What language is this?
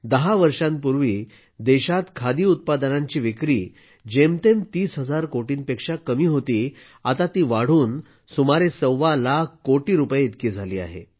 Marathi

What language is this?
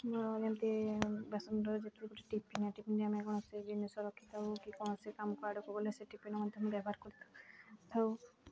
Odia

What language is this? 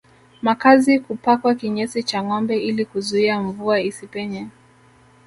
Swahili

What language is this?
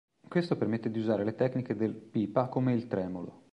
Italian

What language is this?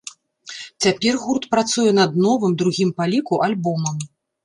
Belarusian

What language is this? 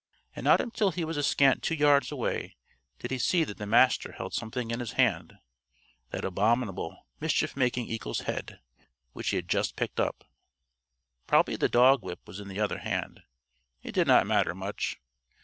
English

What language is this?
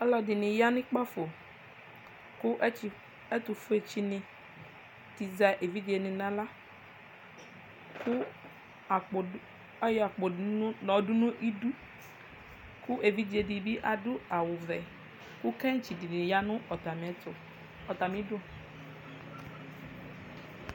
Ikposo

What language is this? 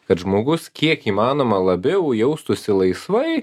Lithuanian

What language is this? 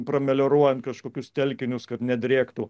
Lithuanian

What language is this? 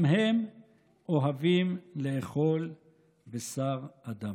Hebrew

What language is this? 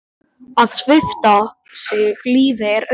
Icelandic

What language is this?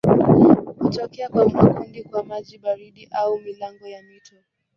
Swahili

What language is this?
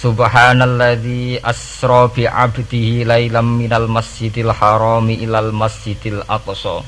Indonesian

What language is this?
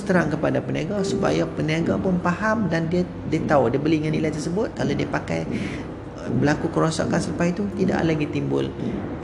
Malay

